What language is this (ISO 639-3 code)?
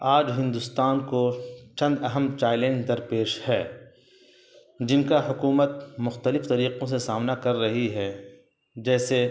urd